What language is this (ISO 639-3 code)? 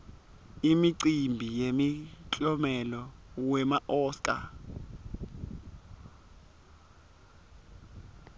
ssw